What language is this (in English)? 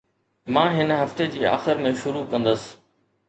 Sindhi